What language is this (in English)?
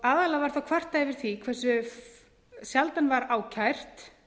Icelandic